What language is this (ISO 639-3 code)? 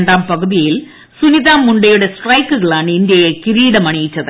mal